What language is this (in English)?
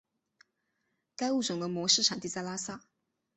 Chinese